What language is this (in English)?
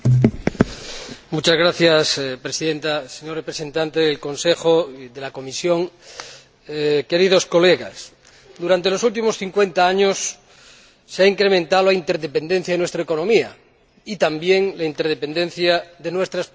Spanish